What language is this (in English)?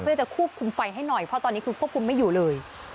Thai